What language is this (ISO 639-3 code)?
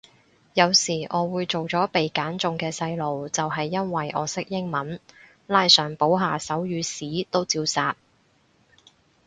yue